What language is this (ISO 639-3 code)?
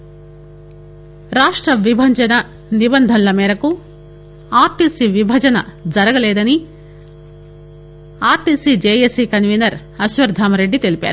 tel